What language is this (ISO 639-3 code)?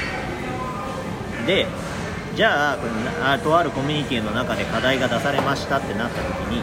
jpn